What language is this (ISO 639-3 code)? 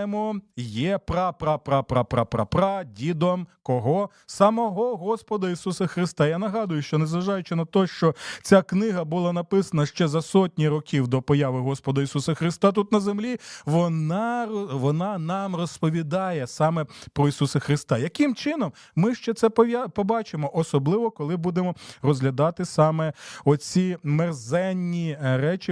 ukr